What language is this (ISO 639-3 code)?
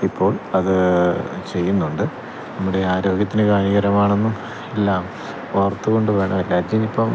mal